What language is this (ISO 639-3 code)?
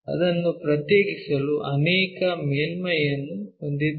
kan